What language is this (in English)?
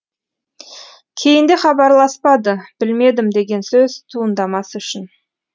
Kazakh